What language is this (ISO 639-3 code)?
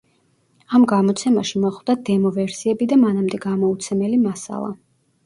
kat